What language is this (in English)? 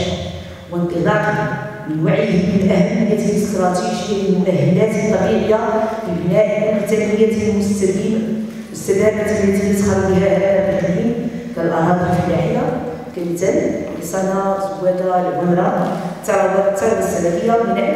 Arabic